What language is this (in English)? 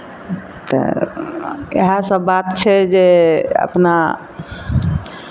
Maithili